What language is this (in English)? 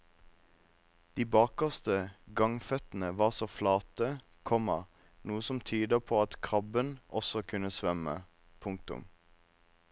Norwegian